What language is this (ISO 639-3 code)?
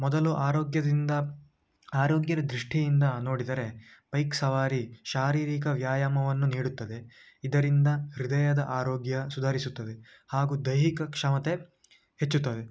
kan